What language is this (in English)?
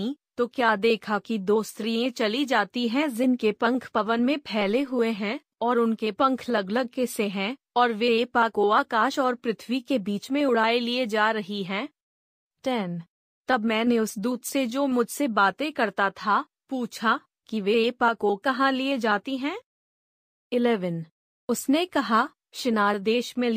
Hindi